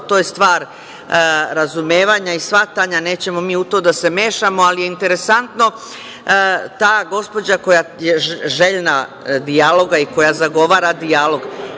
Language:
Serbian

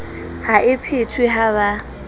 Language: Southern Sotho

